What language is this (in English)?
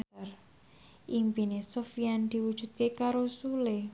Javanese